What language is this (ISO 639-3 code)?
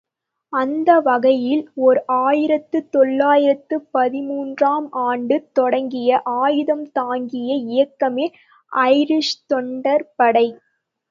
tam